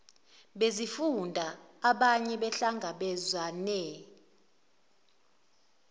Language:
Zulu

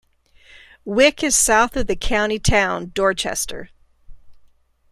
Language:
English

